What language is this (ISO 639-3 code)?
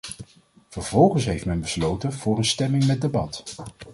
nld